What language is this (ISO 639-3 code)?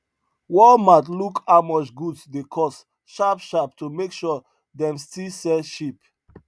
pcm